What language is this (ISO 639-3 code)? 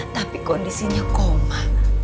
ind